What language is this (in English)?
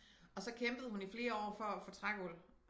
Danish